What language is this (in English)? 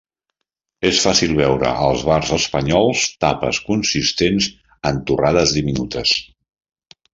Catalan